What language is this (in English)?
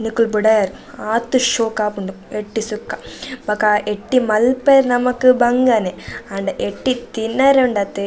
Tulu